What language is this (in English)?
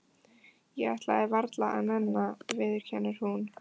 Icelandic